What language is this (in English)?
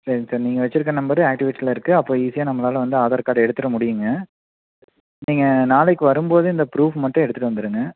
Tamil